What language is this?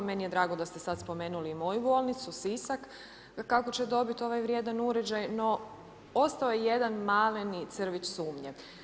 Croatian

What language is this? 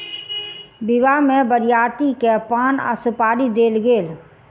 Maithili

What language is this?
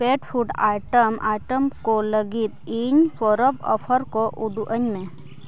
Santali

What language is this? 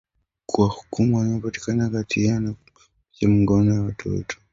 Swahili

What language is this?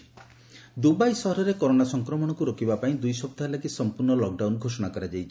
Odia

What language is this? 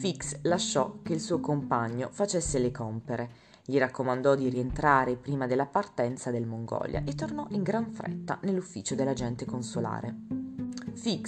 Italian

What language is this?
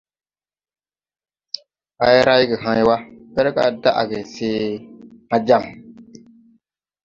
Tupuri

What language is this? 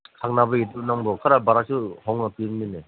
Manipuri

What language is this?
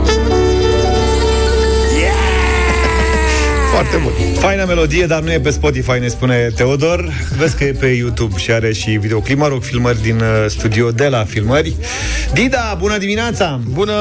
Romanian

